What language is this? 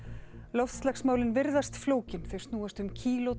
Icelandic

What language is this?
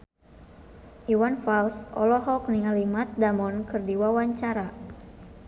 Sundanese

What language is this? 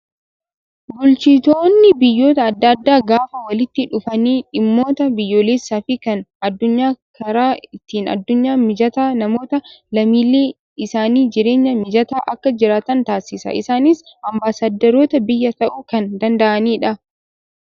Oromo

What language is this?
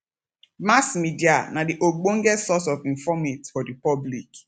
Nigerian Pidgin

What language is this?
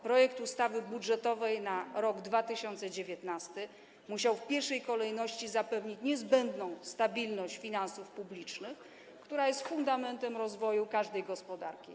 Polish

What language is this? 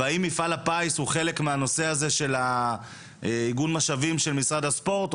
Hebrew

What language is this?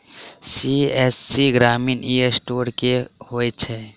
Maithili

